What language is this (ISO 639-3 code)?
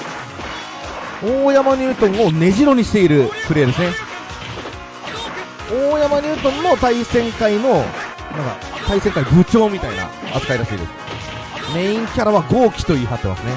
jpn